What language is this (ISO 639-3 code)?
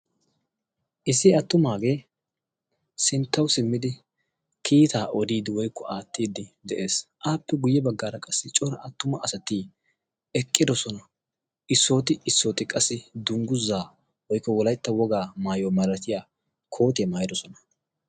wal